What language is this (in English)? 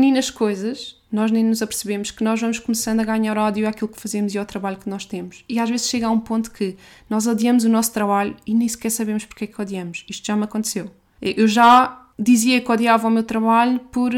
Portuguese